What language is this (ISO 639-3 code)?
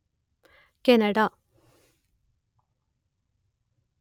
kan